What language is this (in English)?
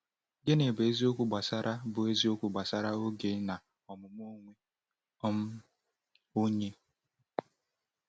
Igbo